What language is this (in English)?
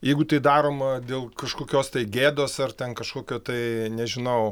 Lithuanian